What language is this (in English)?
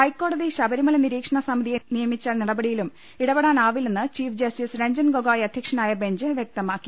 Malayalam